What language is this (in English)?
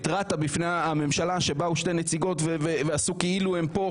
Hebrew